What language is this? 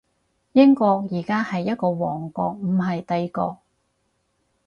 Cantonese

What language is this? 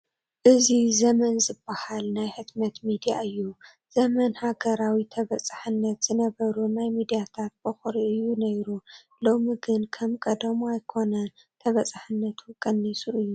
Tigrinya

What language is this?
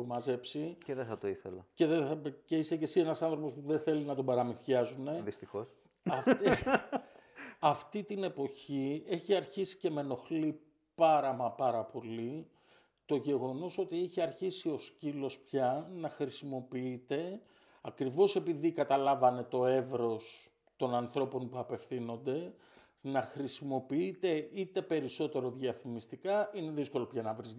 Greek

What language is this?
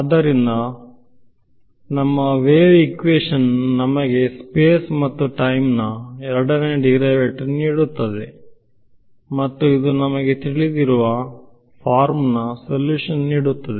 Kannada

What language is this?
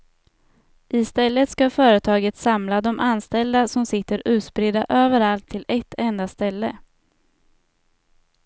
Swedish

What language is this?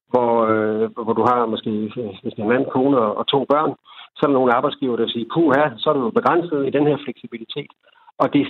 Danish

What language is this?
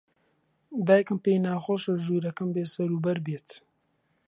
Central Kurdish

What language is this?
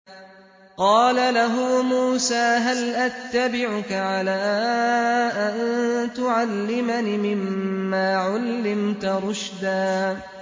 Arabic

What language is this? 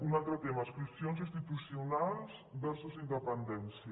Catalan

